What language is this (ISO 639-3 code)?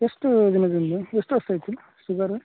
kan